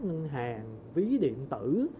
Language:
Vietnamese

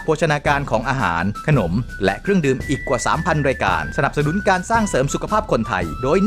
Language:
Thai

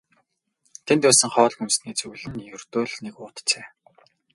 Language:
Mongolian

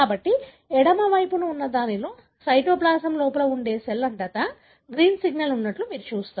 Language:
Telugu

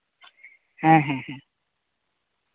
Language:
Santali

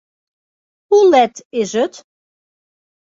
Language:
Western Frisian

